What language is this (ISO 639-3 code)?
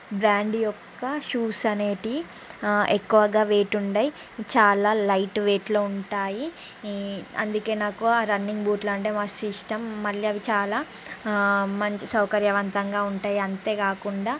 tel